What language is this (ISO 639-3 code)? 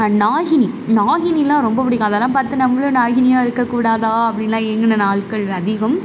tam